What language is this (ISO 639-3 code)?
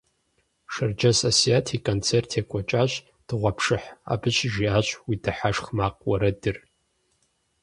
kbd